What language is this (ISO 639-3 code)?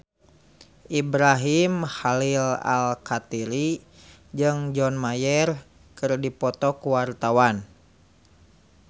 sun